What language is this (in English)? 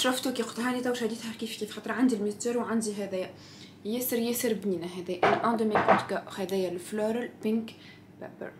Arabic